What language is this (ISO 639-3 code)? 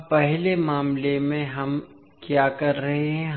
hin